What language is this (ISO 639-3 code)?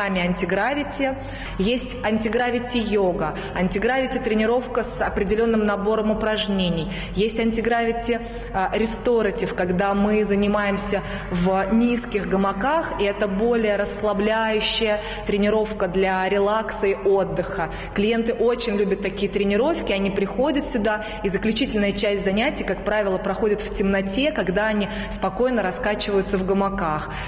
rus